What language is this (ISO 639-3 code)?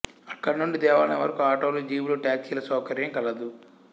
tel